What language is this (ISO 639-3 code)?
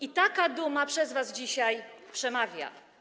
pol